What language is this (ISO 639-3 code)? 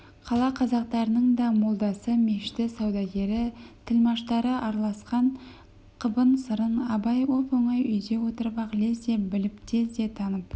kaz